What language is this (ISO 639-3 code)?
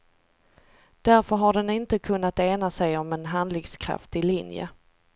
swe